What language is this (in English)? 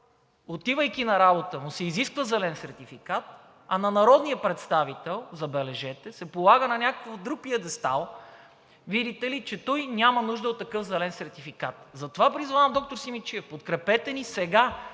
Bulgarian